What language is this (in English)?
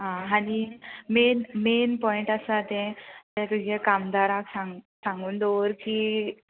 Konkani